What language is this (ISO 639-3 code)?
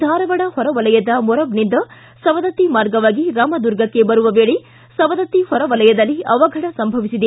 kan